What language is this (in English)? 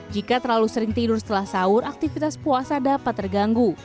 Indonesian